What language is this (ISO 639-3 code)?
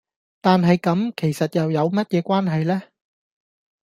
yue